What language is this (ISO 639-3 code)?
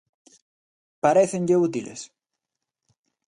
glg